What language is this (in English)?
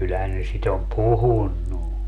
Finnish